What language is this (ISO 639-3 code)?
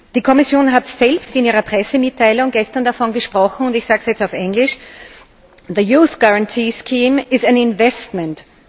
deu